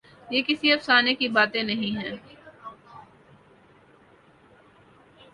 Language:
Urdu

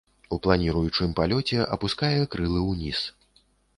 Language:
Belarusian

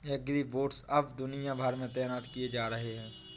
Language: Hindi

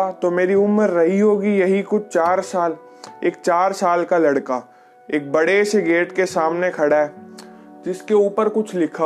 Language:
Hindi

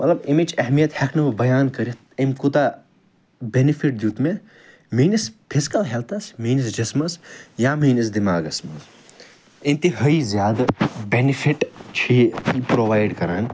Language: Kashmiri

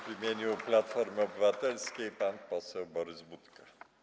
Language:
Polish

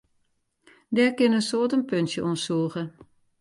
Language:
Western Frisian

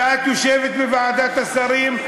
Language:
Hebrew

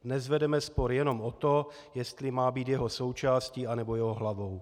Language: Czech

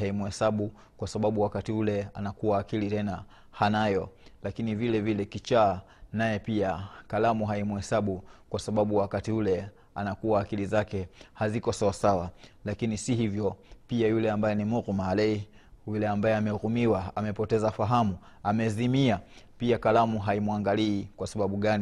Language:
Swahili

